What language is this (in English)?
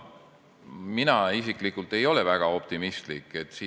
Estonian